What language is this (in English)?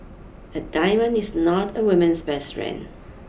English